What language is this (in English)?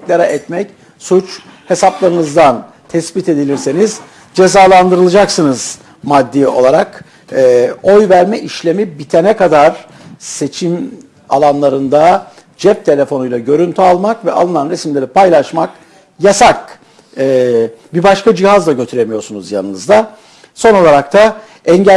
Turkish